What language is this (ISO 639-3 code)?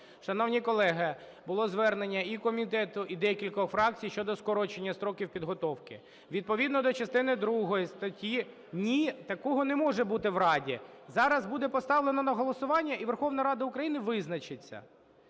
ukr